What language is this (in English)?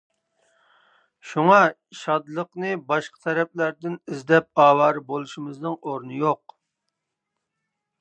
Uyghur